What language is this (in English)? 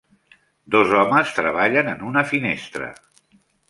Catalan